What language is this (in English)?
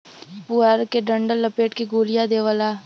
Bhojpuri